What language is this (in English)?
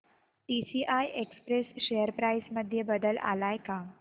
Marathi